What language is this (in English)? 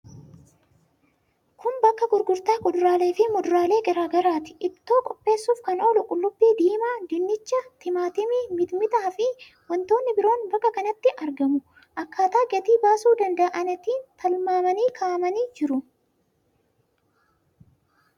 Oromo